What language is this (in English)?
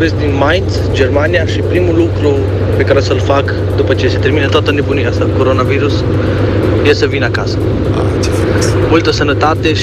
Romanian